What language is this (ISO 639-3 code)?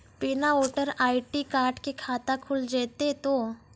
mai